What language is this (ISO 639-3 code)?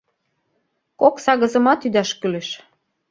chm